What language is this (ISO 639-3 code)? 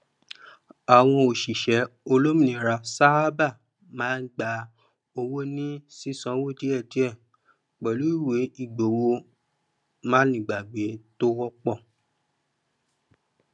yor